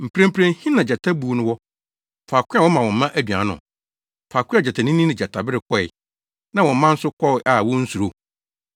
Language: Akan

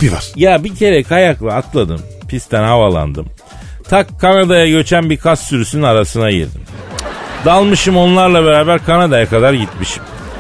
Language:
Turkish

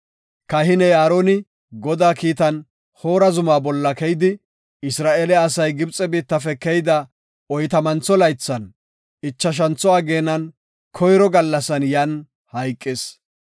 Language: Gofa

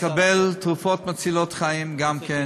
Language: Hebrew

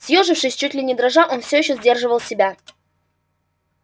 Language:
Russian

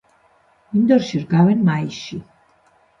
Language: Georgian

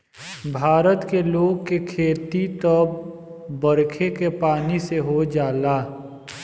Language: Bhojpuri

